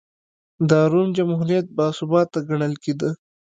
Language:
Pashto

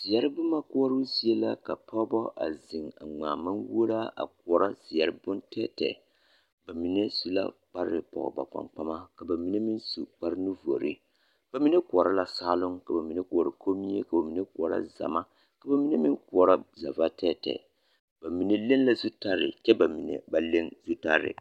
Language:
Southern Dagaare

